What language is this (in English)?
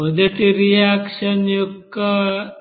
Telugu